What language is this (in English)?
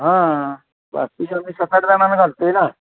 Marathi